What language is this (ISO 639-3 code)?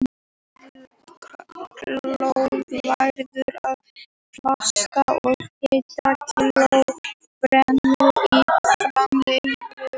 isl